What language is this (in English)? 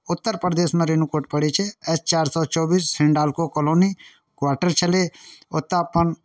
Maithili